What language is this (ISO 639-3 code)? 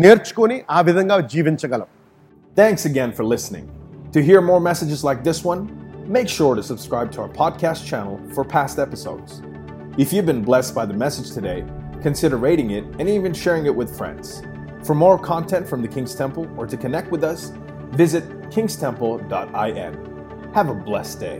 tel